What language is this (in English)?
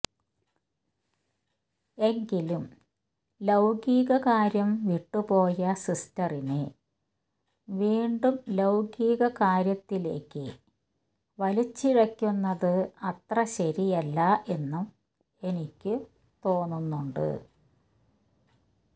Malayalam